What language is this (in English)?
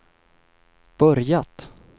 Swedish